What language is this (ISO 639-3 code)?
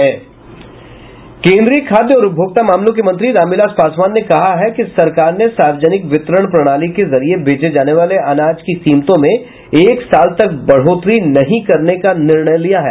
hin